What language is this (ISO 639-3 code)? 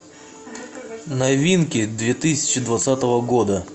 rus